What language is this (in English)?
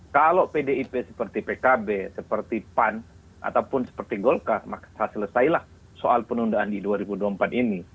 Indonesian